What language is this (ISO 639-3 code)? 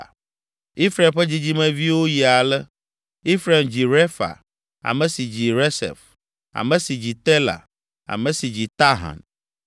ewe